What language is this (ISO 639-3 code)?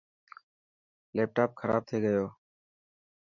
mki